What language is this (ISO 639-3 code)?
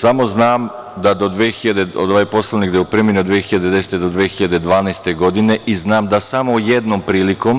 srp